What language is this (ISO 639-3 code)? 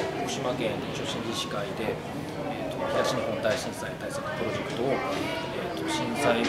jpn